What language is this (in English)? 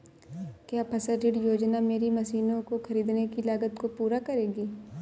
Hindi